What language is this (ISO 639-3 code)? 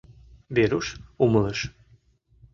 chm